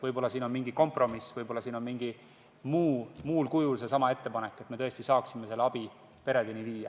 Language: Estonian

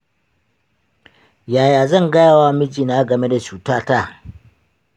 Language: Hausa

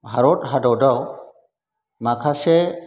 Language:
Bodo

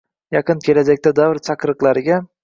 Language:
Uzbek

